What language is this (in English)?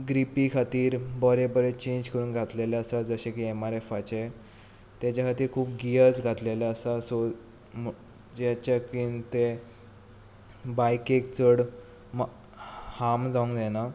Konkani